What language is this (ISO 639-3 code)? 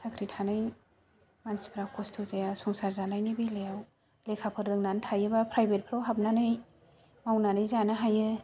brx